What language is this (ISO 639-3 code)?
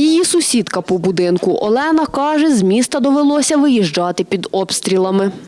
ukr